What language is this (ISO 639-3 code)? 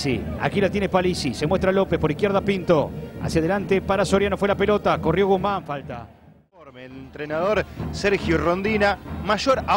spa